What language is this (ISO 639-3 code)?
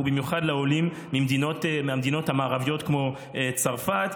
heb